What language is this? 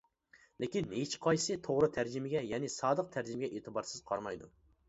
Uyghur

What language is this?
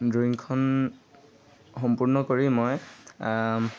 Assamese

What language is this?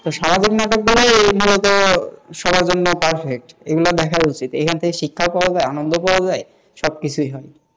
Bangla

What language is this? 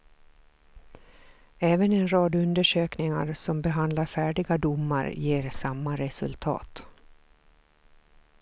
Swedish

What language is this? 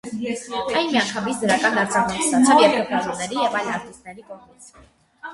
Armenian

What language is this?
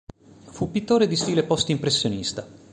Italian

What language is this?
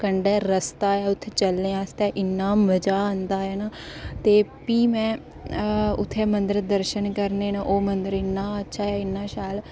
Dogri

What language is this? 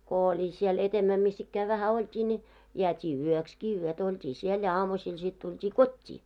Finnish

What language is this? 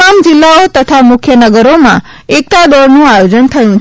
Gujarati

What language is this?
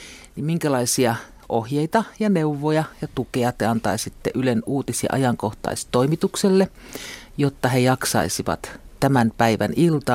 Finnish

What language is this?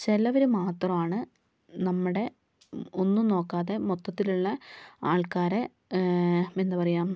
Malayalam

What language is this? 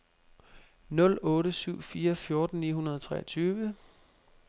Danish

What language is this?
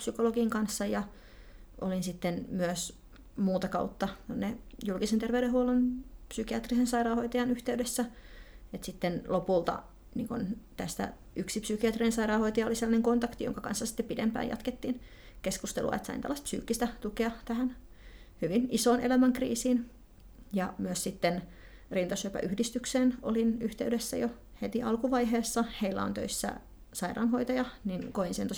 Finnish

